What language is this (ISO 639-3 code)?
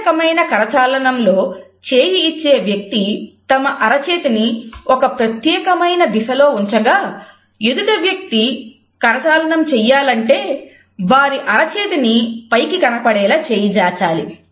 tel